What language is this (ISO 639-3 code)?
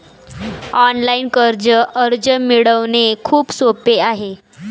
mar